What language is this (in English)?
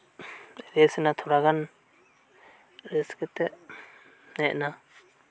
Santali